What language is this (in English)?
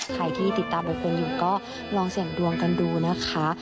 Thai